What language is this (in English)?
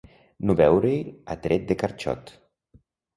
Catalan